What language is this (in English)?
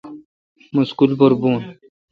Kalkoti